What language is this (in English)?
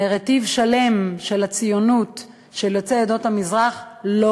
Hebrew